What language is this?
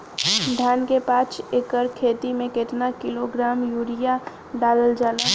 Bhojpuri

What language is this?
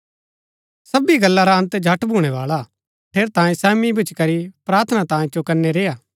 Gaddi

